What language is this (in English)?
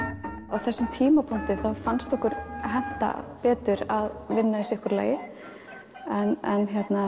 Icelandic